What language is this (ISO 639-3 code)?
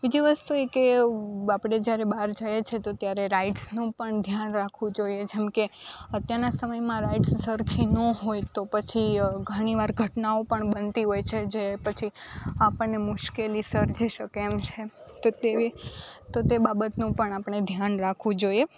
guj